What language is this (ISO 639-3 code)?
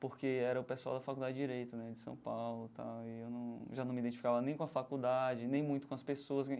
por